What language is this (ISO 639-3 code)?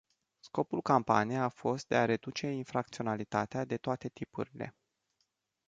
ron